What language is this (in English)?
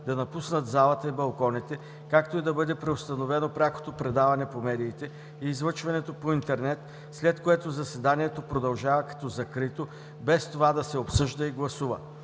Bulgarian